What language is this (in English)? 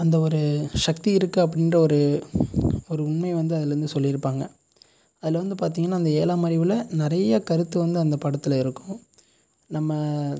Tamil